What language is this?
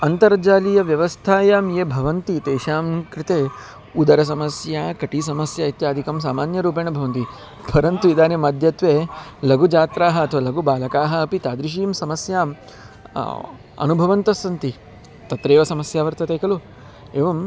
Sanskrit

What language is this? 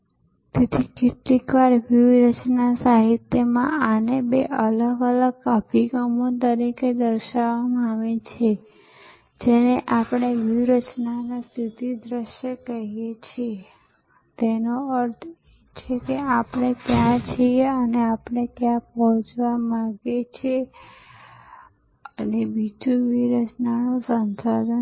Gujarati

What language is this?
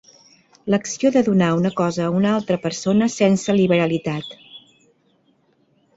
Catalan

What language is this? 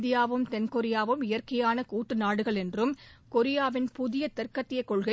Tamil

